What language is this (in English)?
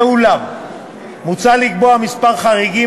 Hebrew